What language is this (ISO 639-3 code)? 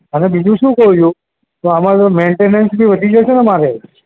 guj